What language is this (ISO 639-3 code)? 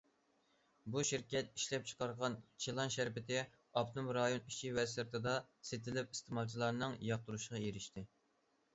uig